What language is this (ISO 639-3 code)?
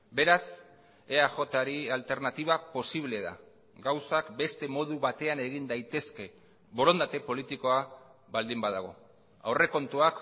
eus